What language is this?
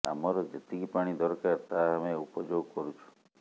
Odia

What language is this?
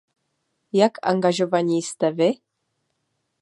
Czech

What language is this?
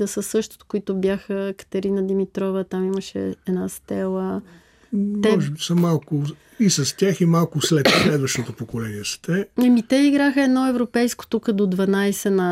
Bulgarian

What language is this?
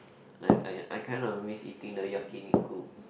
English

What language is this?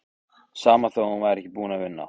Icelandic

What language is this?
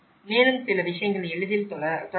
Tamil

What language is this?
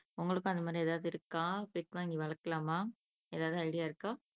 Tamil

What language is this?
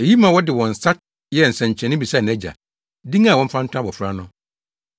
Akan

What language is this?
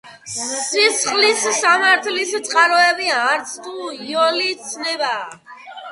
Georgian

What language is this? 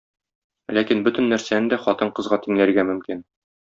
Tatar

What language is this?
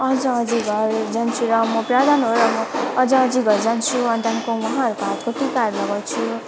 Nepali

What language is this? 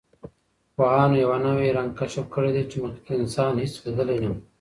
Pashto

